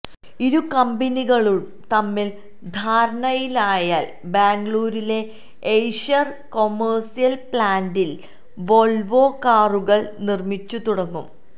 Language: Malayalam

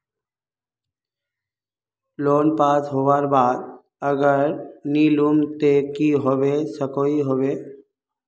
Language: Magahi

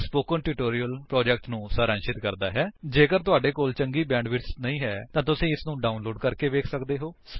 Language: Punjabi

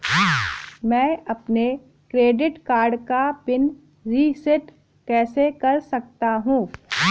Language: Hindi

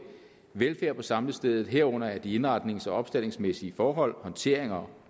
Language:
Danish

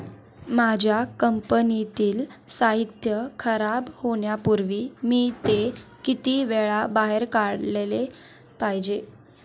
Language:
Marathi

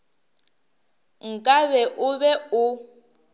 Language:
Northern Sotho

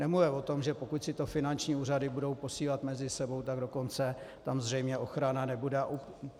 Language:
Czech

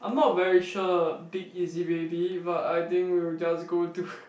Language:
English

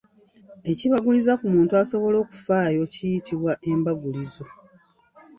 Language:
Ganda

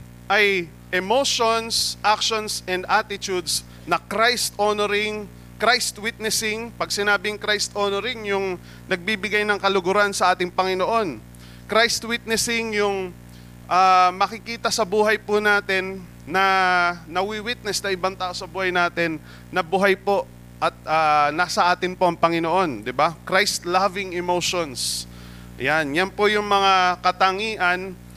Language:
Filipino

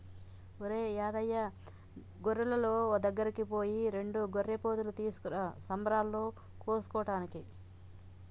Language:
Telugu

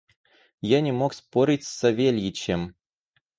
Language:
Russian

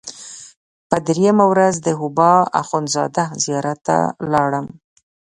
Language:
Pashto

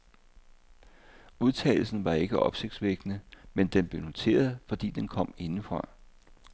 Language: Danish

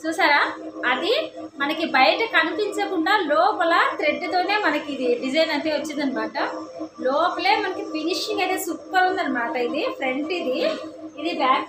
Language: Telugu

